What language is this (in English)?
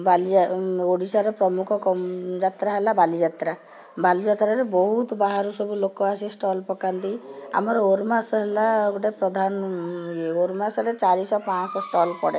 Odia